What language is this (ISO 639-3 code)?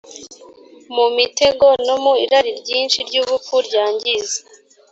kin